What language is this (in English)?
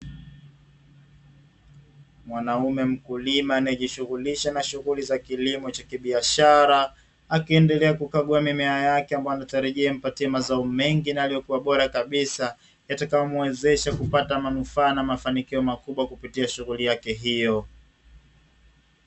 Swahili